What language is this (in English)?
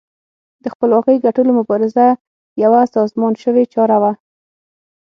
Pashto